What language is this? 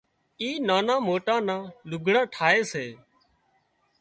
Wadiyara Koli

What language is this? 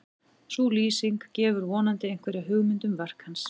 Icelandic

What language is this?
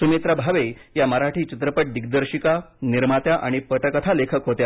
Marathi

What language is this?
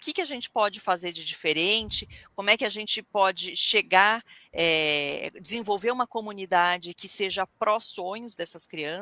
Portuguese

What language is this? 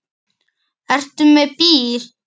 Icelandic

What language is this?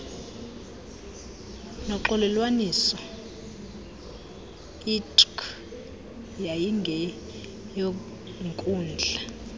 Xhosa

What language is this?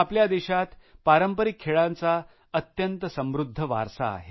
Marathi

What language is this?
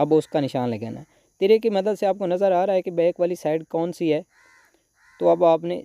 Hindi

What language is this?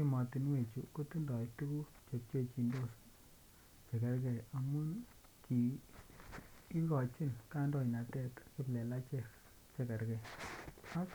Kalenjin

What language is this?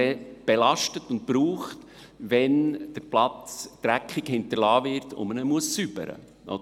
Swiss German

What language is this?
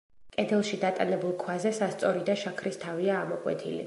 Georgian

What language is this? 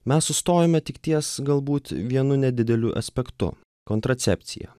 Lithuanian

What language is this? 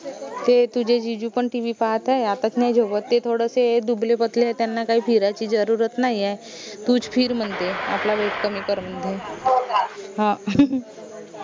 Marathi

